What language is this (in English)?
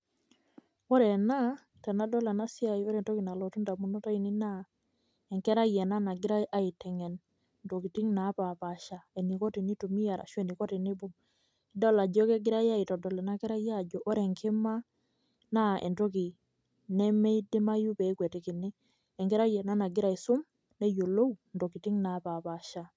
Masai